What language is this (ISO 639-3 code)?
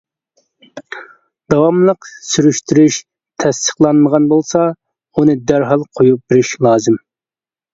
uig